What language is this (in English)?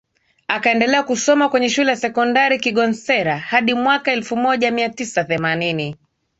Swahili